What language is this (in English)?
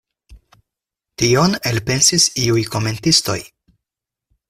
Esperanto